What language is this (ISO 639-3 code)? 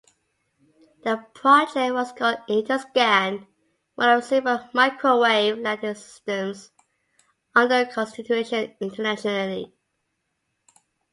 eng